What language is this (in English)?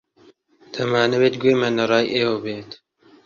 Central Kurdish